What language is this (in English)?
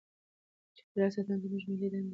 Pashto